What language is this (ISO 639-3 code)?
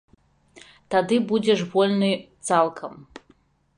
bel